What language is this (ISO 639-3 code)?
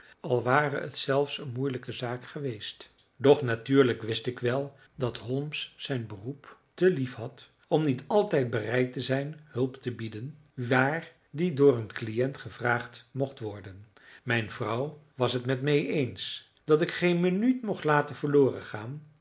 nld